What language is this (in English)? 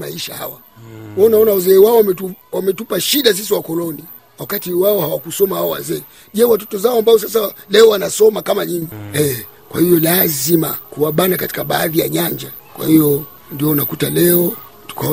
Swahili